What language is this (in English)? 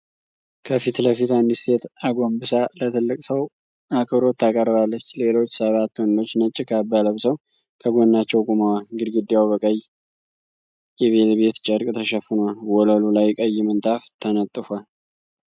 Amharic